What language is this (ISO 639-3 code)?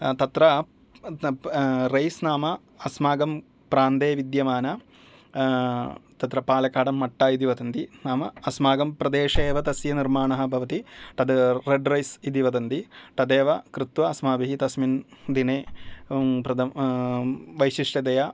san